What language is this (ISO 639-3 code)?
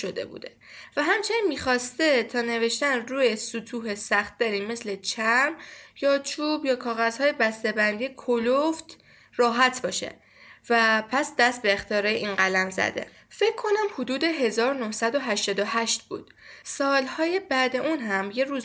fas